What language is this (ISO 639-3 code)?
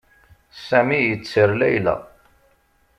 kab